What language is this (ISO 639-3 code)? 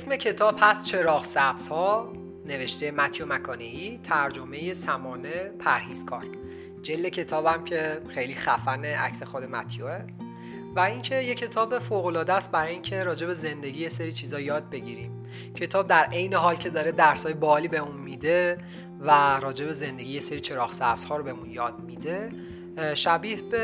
fas